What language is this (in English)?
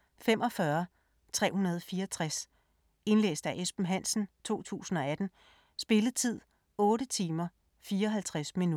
Danish